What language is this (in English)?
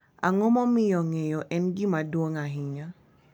Luo (Kenya and Tanzania)